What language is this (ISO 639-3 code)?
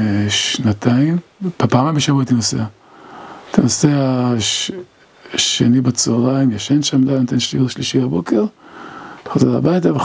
heb